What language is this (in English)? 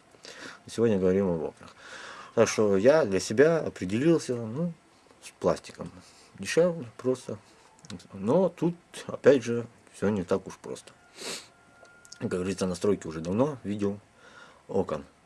Russian